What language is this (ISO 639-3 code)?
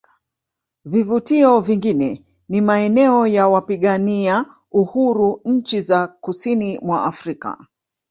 swa